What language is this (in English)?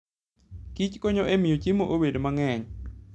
Luo (Kenya and Tanzania)